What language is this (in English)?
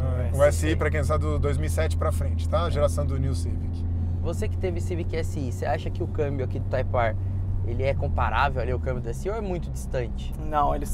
Portuguese